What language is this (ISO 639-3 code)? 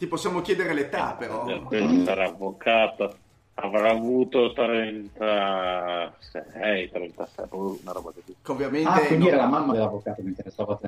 ita